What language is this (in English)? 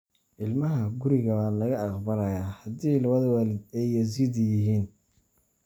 Somali